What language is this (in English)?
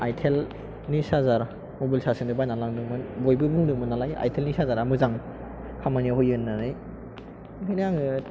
Bodo